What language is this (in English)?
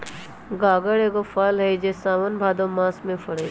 Magahi